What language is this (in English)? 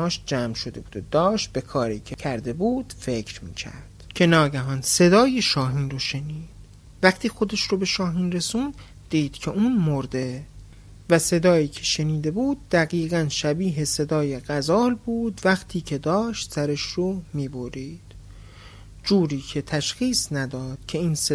Persian